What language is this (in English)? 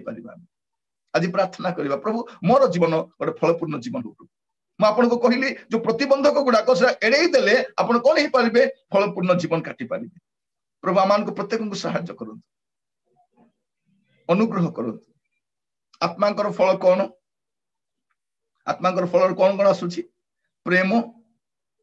Indonesian